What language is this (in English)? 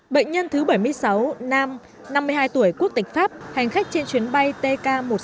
Vietnamese